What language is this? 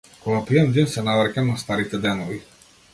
Macedonian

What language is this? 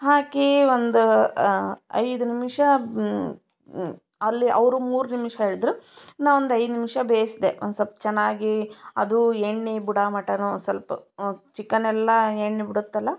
Kannada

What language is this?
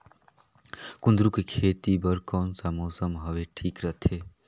Chhattisgarhi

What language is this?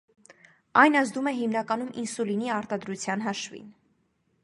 Armenian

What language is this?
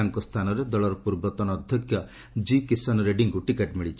Odia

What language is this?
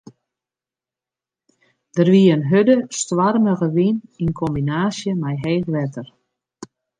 Western Frisian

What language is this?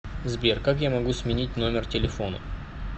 Russian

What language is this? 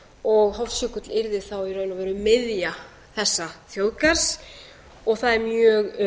Icelandic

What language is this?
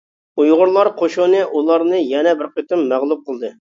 Uyghur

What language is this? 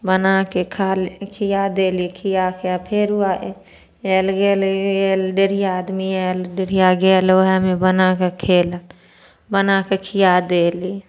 Maithili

